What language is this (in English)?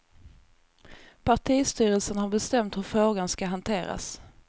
Swedish